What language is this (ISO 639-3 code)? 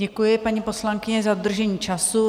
ces